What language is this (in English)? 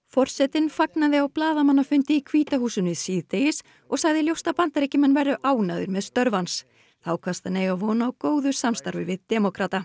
Icelandic